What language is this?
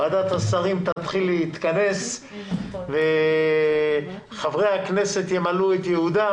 Hebrew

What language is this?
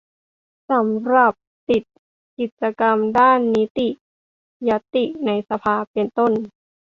Thai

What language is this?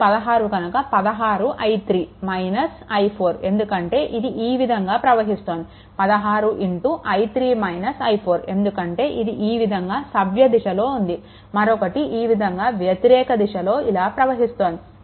Telugu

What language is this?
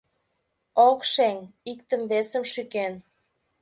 Mari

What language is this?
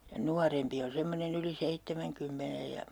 Finnish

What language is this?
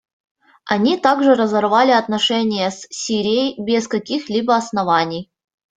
Russian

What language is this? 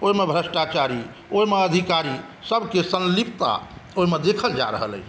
Maithili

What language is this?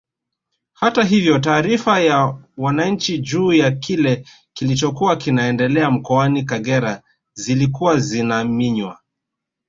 Swahili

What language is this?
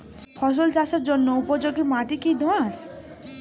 Bangla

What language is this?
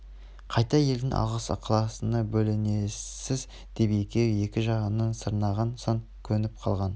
Kazakh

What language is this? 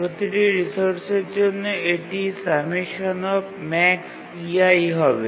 Bangla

